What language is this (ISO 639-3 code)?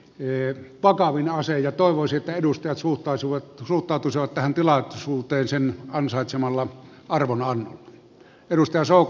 fin